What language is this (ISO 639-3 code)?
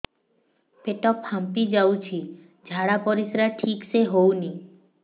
ori